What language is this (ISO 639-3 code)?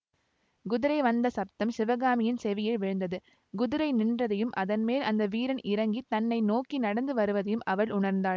tam